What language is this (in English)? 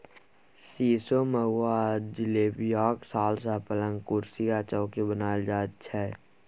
Maithili